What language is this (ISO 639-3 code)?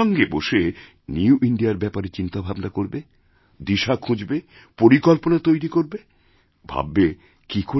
ben